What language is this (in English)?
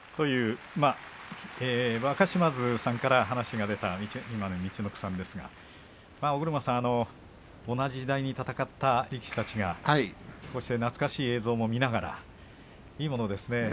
Japanese